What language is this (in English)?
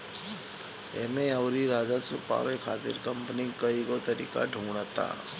Bhojpuri